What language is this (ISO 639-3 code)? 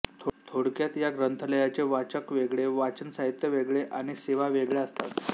mar